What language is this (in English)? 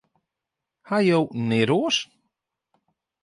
Western Frisian